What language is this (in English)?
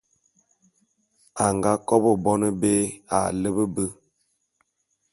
Bulu